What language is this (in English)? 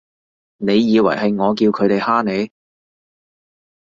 Cantonese